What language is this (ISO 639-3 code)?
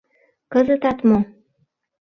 chm